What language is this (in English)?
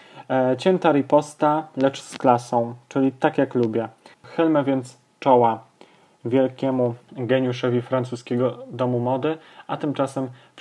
Polish